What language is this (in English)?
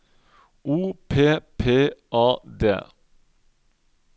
Norwegian